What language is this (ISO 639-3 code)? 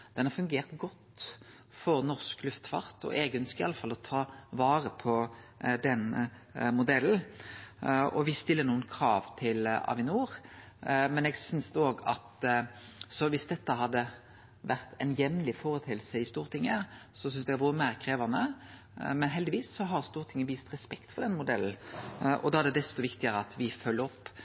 nno